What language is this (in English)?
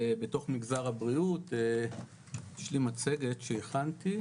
Hebrew